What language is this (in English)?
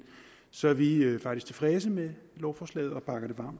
Danish